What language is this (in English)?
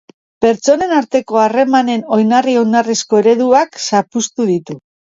Basque